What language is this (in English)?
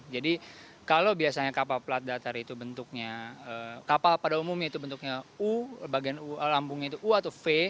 Indonesian